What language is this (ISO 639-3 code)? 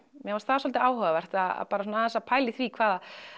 isl